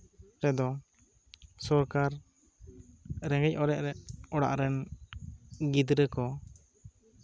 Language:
Santali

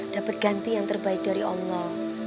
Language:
Indonesian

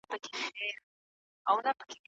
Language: Pashto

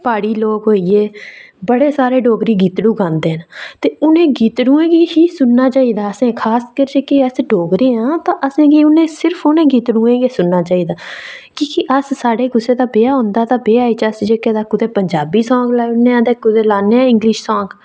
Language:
Dogri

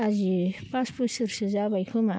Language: Bodo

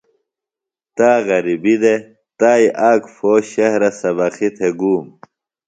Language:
Phalura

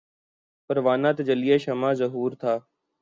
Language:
Urdu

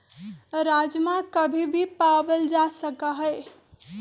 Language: Magahi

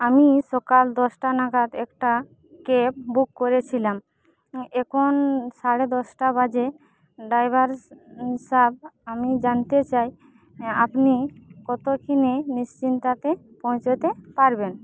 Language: Bangla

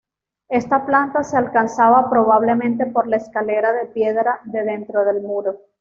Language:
Spanish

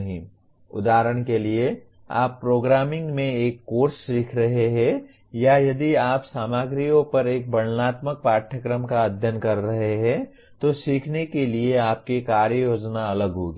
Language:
Hindi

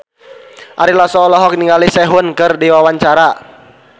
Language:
Sundanese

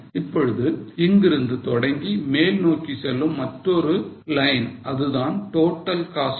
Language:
Tamil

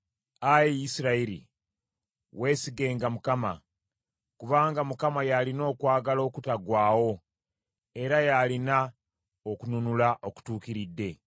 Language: Ganda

